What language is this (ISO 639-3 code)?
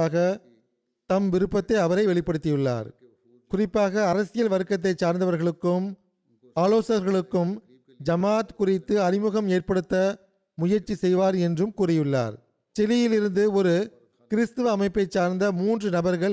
tam